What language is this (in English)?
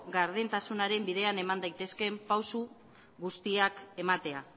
Basque